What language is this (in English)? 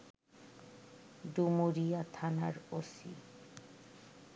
Bangla